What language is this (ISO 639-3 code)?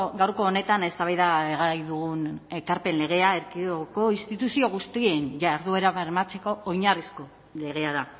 eus